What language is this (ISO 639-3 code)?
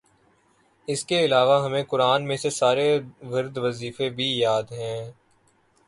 urd